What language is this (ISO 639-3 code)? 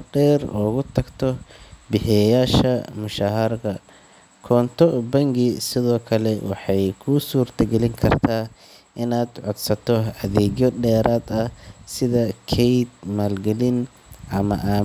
som